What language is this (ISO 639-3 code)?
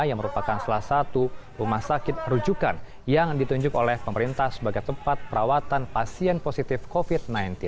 ind